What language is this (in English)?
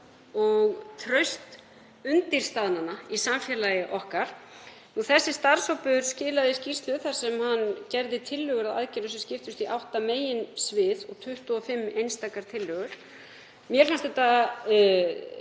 Icelandic